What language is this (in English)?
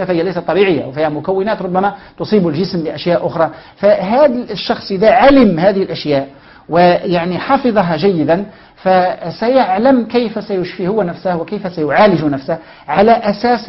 Arabic